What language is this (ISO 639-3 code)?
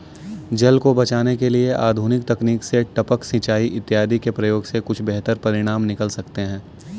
hin